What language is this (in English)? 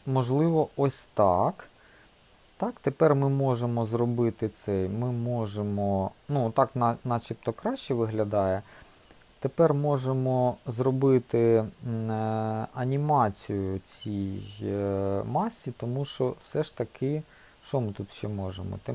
Ukrainian